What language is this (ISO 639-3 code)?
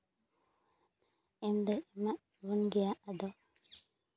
sat